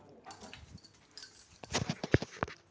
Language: Telugu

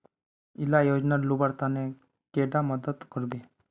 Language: Magahi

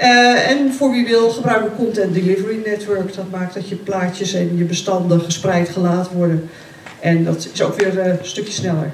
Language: Dutch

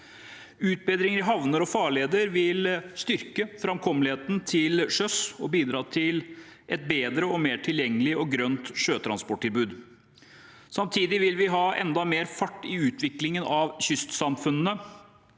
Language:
Norwegian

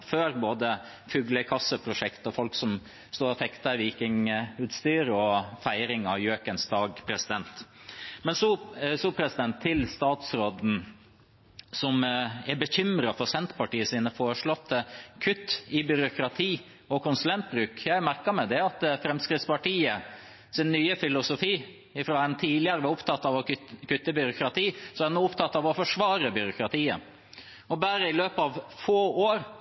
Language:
Norwegian Bokmål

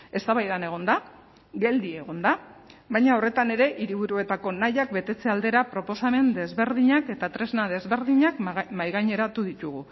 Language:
Basque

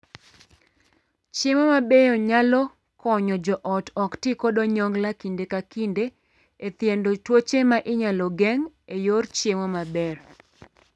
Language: Luo (Kenya and Tanzania)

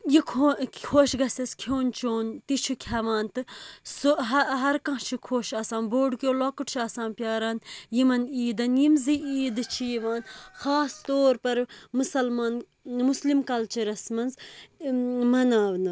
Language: Kashmiri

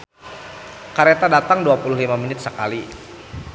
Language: Sundanese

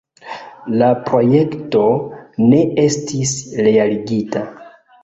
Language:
Esperanto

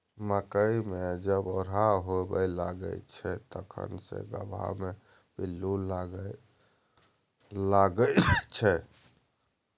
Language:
Maithili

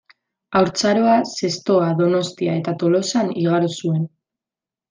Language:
Basque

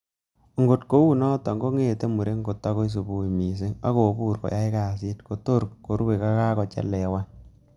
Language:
Kalenjin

